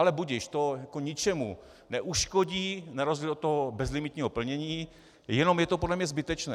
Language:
Czech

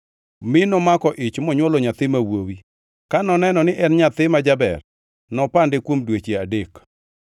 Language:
Luo (Kenya and Tanzania)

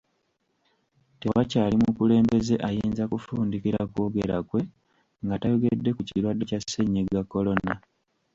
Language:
Ganda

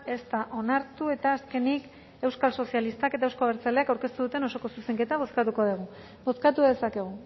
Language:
Basque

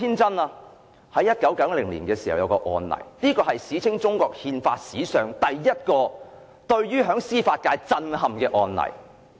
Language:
Cantonese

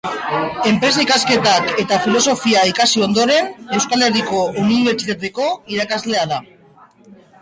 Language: Basque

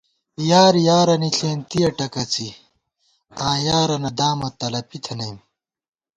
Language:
Gawar-Bati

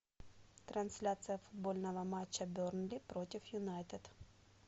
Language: Russian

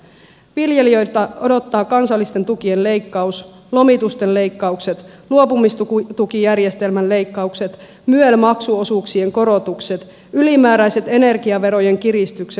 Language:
Finnish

